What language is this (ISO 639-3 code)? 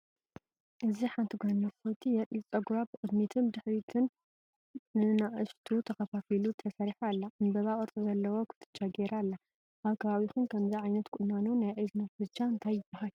tir